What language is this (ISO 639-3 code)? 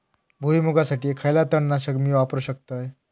mar